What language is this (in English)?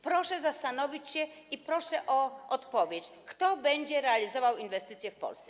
Polish